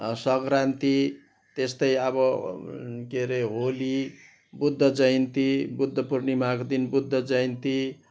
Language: Nepali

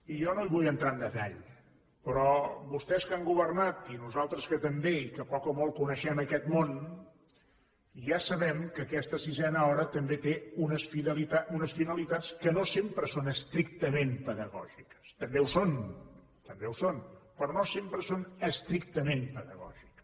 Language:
Catalan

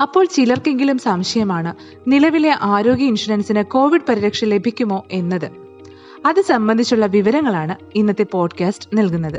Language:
Malayalam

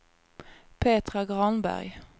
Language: Swedish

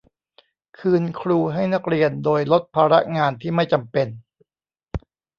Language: Thai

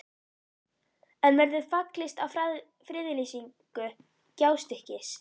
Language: Icelandic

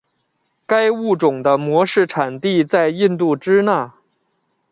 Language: Chinese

